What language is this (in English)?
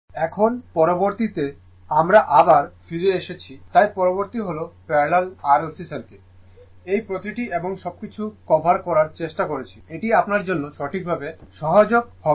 Bangla